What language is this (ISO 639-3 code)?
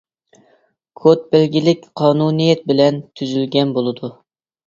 uig